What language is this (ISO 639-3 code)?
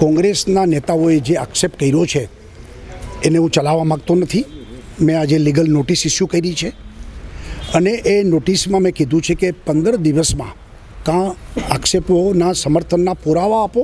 hin